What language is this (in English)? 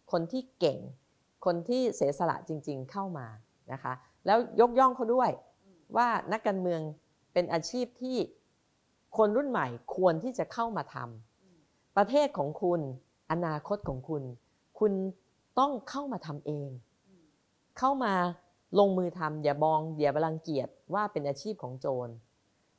Thai